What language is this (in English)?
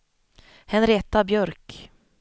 Swedish